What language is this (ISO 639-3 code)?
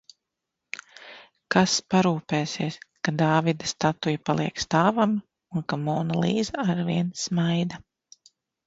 lav